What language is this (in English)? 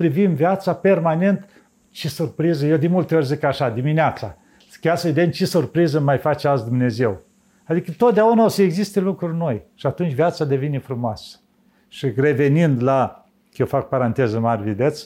Romanian